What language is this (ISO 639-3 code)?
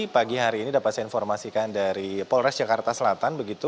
ind